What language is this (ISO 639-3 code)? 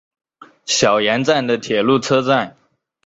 zho